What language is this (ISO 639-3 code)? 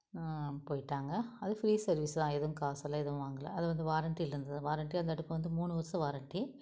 tam